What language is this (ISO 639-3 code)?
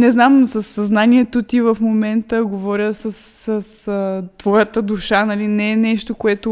bul